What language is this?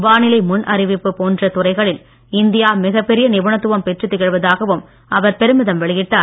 Tamil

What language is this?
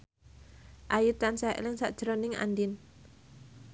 Javanese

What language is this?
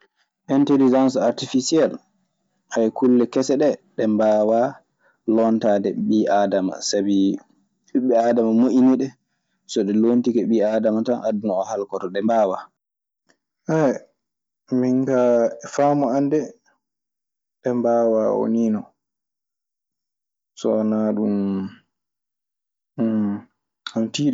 Maasina Fulfulde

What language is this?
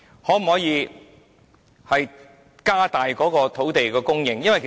Cantonese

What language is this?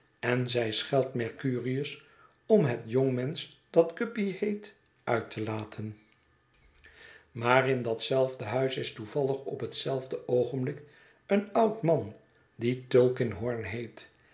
Dutch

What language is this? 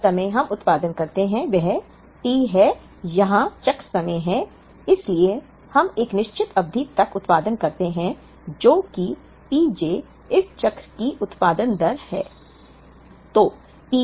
Hindi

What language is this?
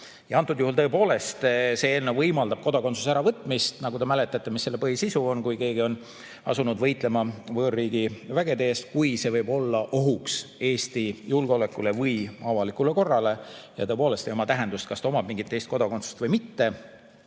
Estonian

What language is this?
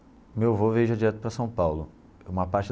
Portuguese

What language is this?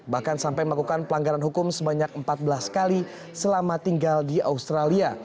Indonesian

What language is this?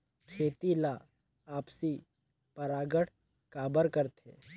Chhattisgarhi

